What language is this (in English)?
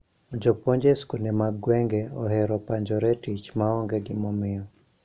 Luo (Kenya and Tanzania)